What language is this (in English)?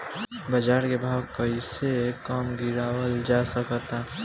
Bhojpuri